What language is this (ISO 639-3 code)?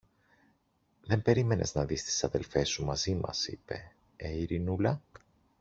ell